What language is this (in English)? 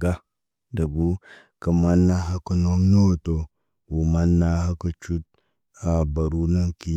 Naba